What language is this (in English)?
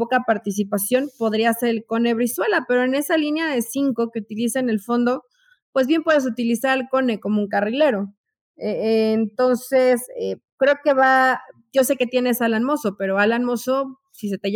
Spanish